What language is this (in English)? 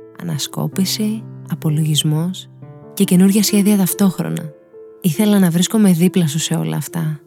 Greek